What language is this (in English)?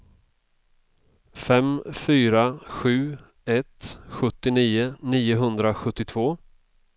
Swedish